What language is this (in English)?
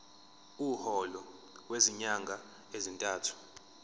Zulu